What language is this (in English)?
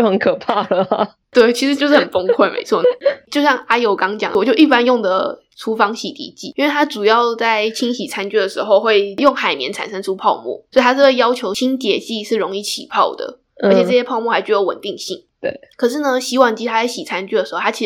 Chinese